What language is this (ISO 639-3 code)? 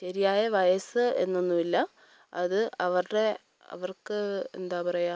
mal